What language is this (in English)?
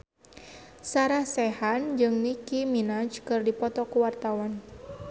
Sundanese